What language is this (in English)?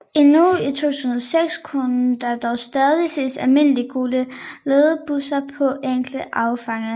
Danish